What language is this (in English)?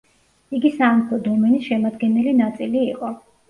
Georgian